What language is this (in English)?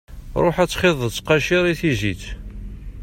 Kabyle